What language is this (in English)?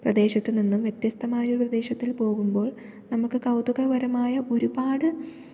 Malayalam